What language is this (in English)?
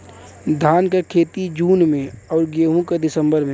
Bhojpuri